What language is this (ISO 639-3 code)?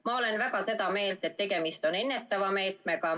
est